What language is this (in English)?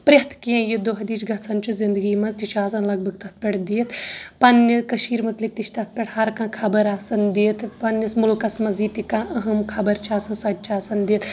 Kashmiri